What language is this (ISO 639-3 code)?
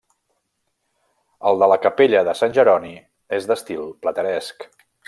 cat